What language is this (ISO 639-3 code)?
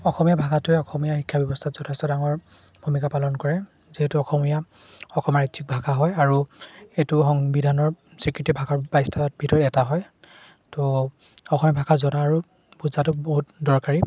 asm